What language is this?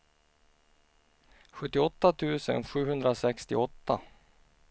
Swedish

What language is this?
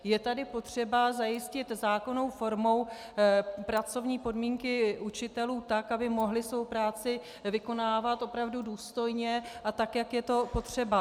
Czech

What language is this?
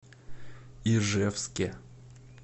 Russian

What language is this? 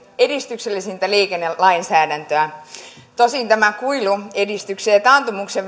Finnish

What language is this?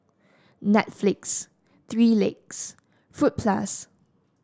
English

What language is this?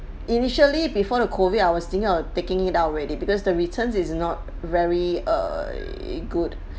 English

